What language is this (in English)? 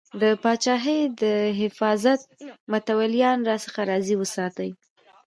Pashto